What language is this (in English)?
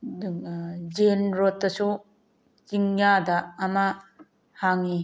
Manipuri